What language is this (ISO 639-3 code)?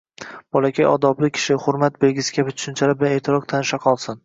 uzb